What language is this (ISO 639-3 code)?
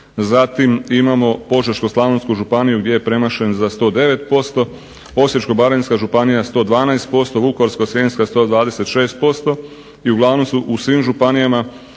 hrv